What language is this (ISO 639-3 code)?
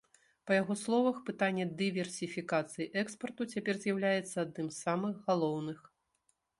bel